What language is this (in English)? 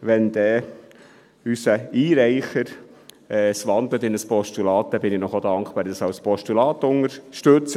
Swiss German